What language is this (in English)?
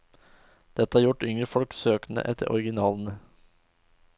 Norwegian